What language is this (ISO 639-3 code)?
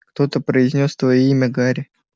rus